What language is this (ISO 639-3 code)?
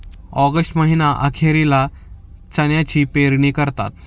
mar